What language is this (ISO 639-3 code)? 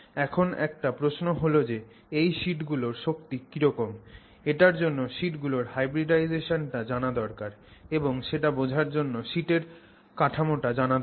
ben